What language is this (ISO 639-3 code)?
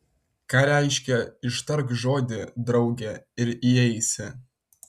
lit